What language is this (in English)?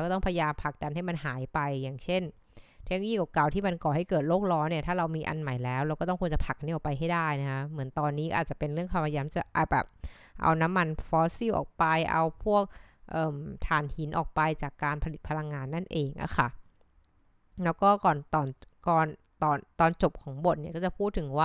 Thai